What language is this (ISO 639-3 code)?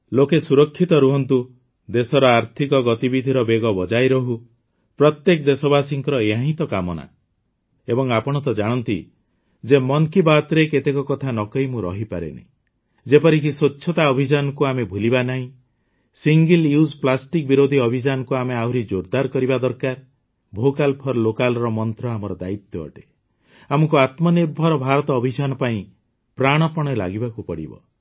ori